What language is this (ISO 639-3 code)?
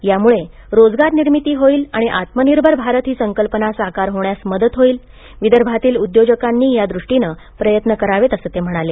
mar